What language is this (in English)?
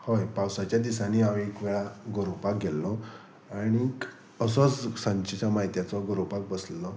Konkani